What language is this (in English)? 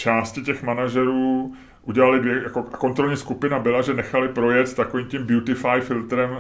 Czech